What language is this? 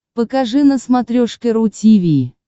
Russian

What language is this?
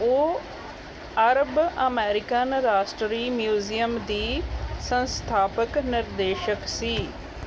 Punjabi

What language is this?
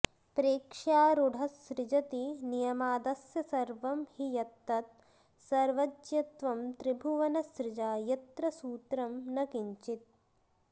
Sanskrit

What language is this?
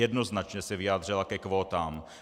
Czech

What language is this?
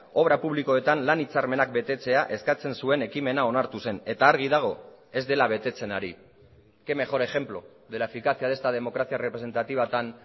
Basque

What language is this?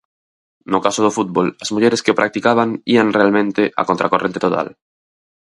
Galician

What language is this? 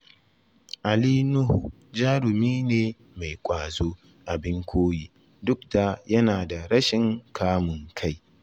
Hausa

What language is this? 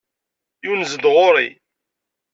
Kabyle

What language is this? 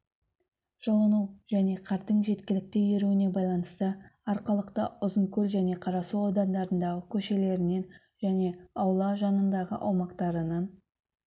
Kazakh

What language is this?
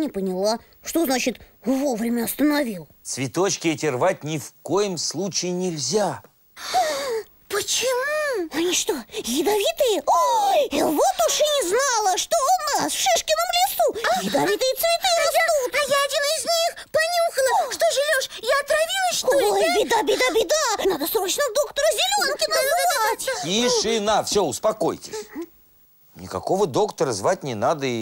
Russian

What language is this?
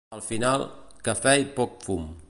Catalan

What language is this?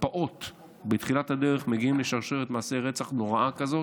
Hebrew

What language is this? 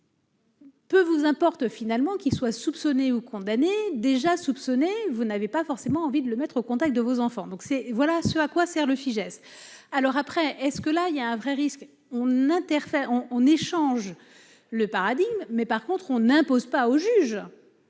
French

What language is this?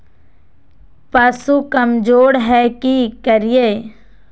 Magahi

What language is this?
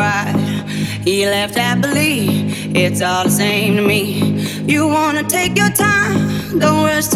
Italian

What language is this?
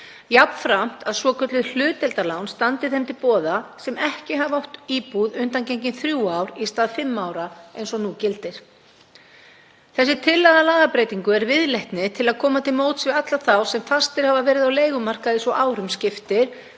Icelandic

